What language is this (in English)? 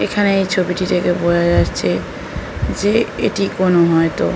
Bangla